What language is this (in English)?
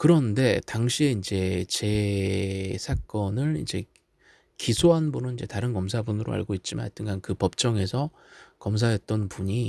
Korean